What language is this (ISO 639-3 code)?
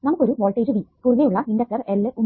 mal